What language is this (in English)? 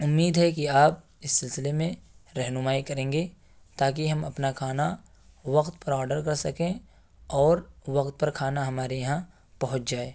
Urdu